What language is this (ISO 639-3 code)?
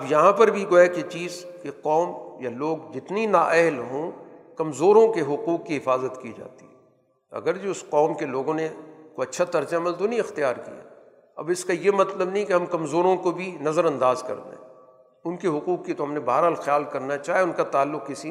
urd